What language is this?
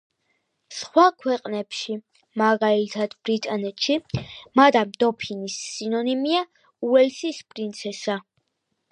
Georgian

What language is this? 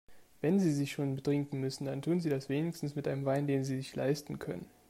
German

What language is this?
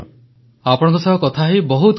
Odia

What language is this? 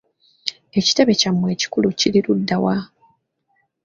Ganda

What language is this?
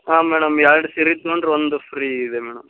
Kannada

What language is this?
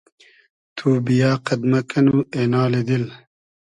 Hazaragi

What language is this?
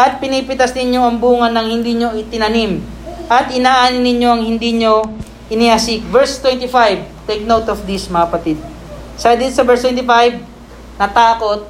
Filipino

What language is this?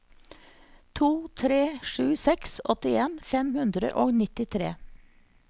Norwegian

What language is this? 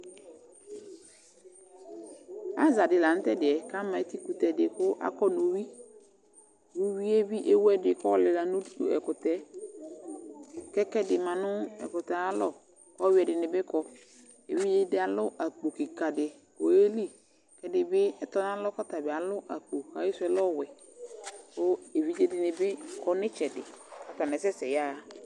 Ikposo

